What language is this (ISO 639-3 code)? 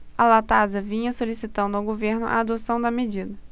por